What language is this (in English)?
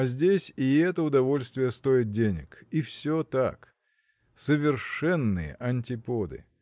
Russian